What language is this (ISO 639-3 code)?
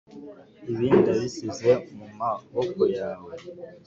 kin